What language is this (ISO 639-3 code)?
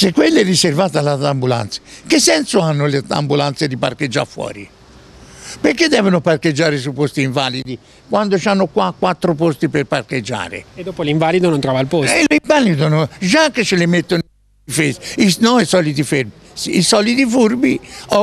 ita